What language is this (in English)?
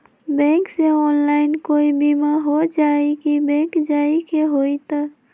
Magahi